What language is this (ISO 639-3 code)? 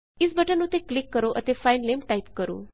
pan